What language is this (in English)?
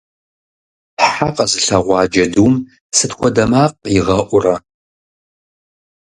Kabardian